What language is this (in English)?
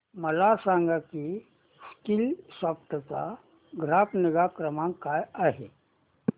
Marathi